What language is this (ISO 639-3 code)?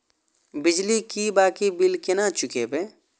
mai